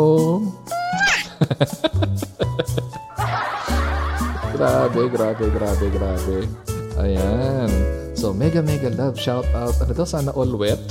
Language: Filipino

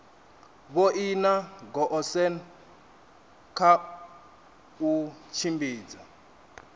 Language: Venda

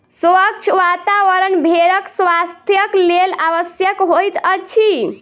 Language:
Maithili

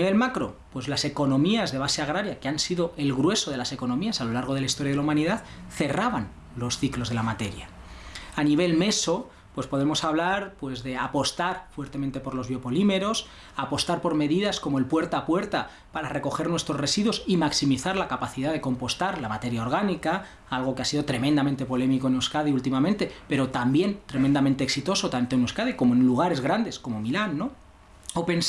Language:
Spanish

